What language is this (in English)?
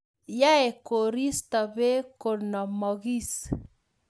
Kalenjin